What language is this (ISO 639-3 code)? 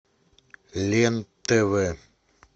rus